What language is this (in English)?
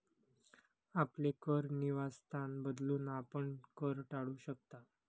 Marathi